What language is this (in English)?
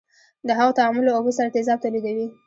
Pashto